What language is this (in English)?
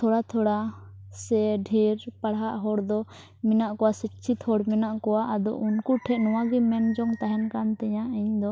Santali